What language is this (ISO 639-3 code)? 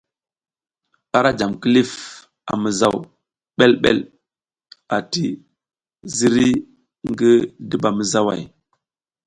giz